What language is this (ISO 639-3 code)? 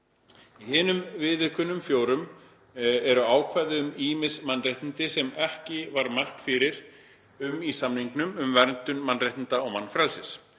isl